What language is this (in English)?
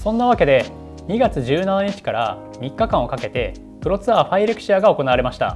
Japanese